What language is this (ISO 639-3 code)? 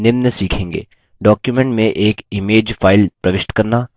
hin